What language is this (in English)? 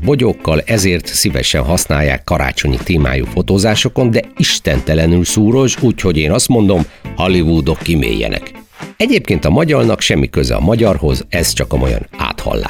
Hungarian